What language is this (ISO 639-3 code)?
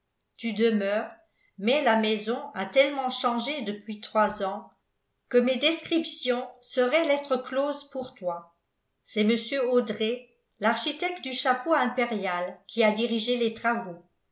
fra